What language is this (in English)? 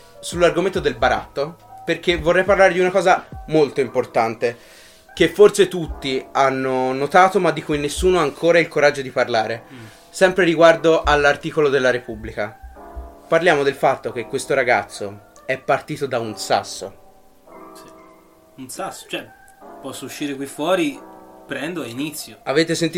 Italian